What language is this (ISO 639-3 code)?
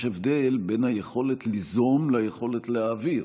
heb